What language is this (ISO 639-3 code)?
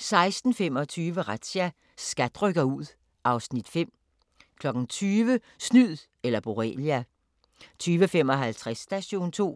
dan